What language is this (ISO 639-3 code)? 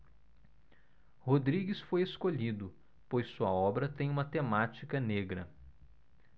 por